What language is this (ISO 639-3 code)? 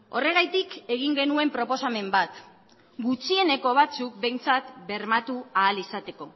eus